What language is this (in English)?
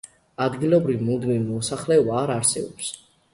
Georgian